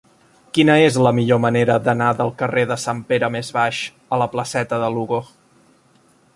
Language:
Catalan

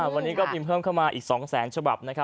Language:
Thai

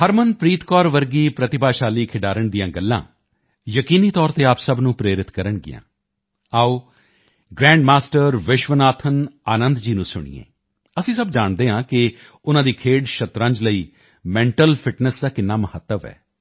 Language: Punjabi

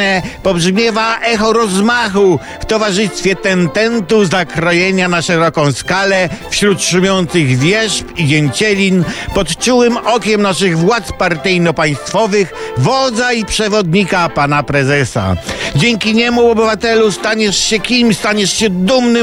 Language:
Polish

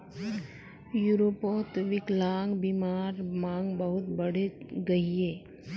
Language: Magahi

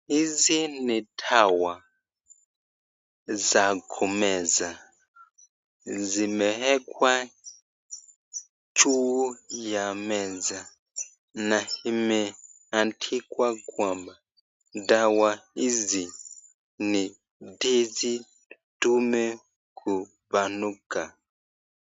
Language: Swahili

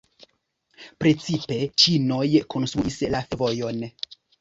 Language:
Esperanto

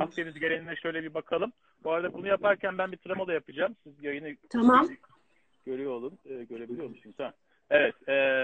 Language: Turkish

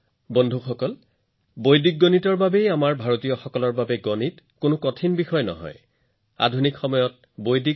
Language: Assamese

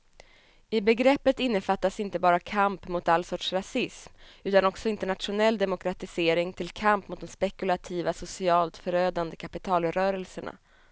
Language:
Swedish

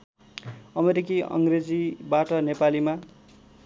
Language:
Nepali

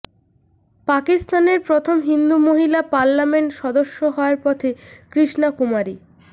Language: Bangla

